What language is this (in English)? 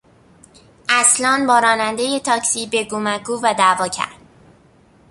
Persian